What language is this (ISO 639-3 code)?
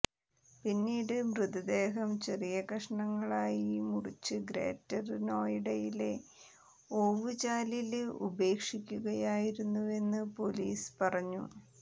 mal